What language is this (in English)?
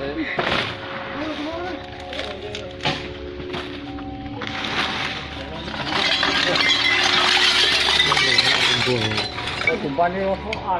Indonesian